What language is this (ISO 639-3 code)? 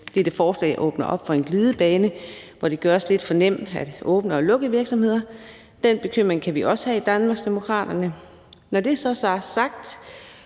dan